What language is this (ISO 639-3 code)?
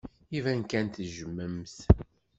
kab